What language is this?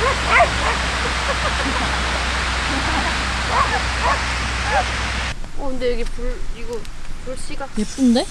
Korean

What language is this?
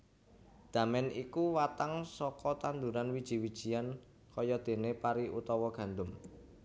Javanese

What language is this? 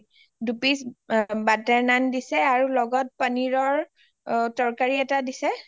Assamese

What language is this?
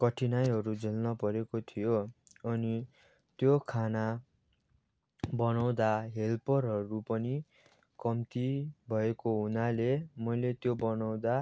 Nepali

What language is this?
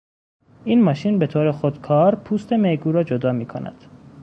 Persian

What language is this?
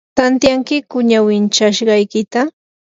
Yanahuanca Pasco Quechua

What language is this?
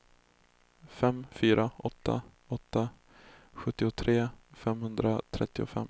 Swedish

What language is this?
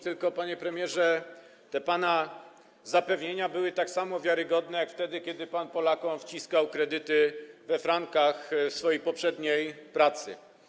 Polish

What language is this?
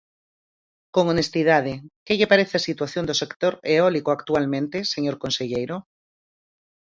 Galician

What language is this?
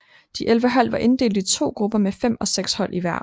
Danish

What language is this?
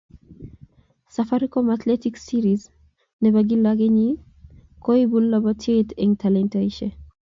Kalenjin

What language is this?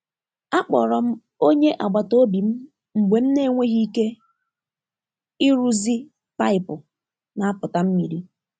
Igbo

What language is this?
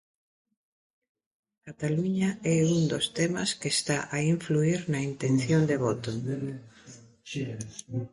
Galician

